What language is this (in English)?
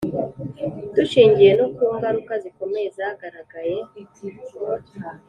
Kinyarwanda